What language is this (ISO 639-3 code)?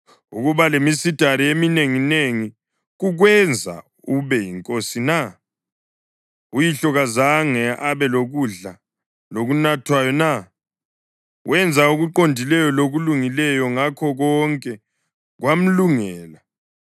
nde